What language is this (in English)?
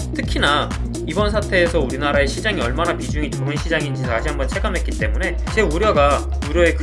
Korean